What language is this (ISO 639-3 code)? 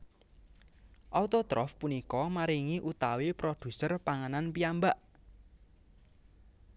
jav